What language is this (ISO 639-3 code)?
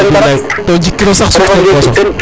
srr